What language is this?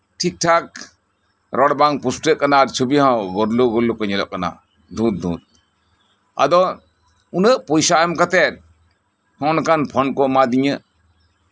Santali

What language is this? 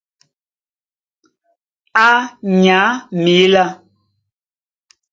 Duala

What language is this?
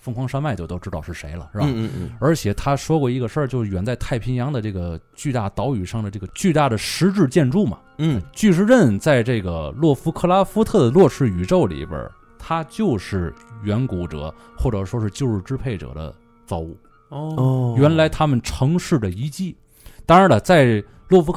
Chinese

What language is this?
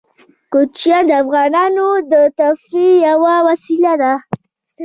Pashto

